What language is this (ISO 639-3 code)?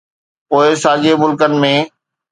snd